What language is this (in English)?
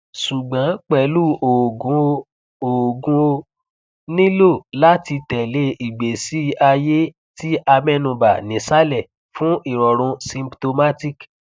Yoruba